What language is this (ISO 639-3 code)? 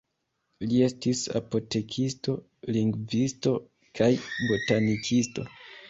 epo